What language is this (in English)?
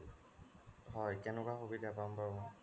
Assamese